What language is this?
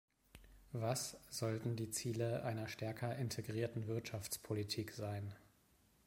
German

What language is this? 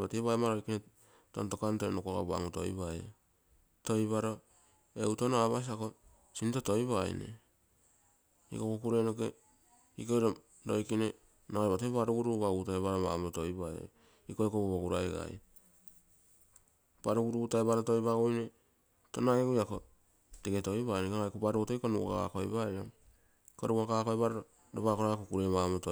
Terei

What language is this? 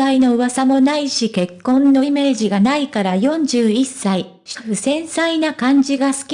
Japanese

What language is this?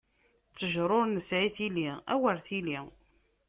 Kabyle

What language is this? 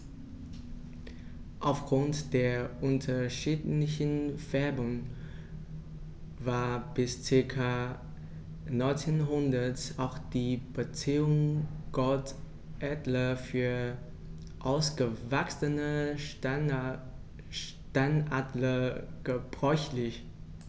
German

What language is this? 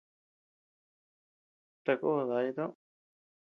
Tepeuxila Cuicatec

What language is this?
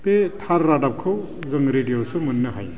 Bodo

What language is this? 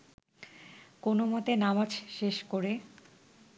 Bangla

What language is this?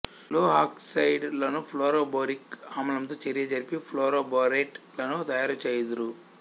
Telugu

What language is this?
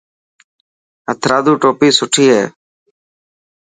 Dhatki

